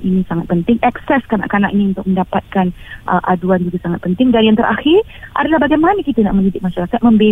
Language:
Malay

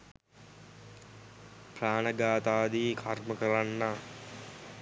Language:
Sinhala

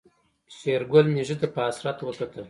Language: Pashto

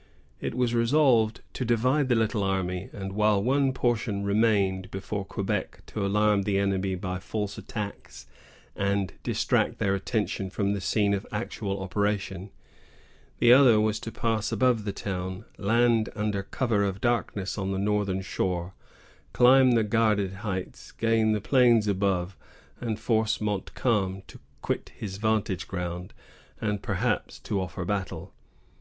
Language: English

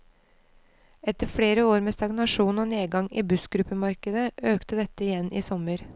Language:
Norwegian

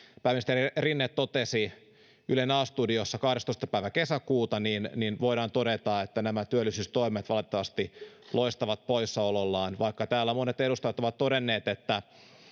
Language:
Finnish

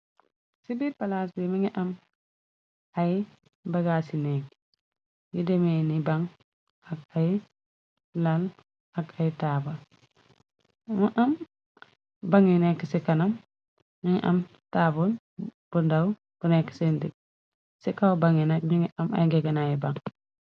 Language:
Wolof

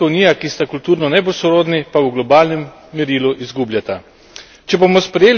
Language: Slovenian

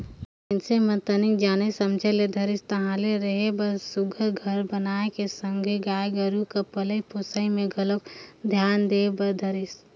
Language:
Chhattisgarhi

